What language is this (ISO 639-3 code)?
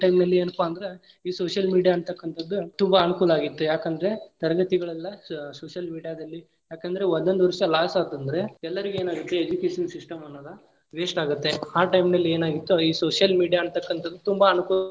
kan